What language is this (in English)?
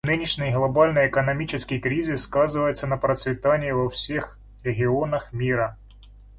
Russian